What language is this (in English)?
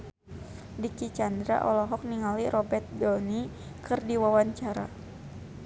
Sundanese